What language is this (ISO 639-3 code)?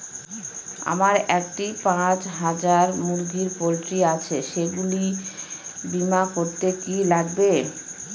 ben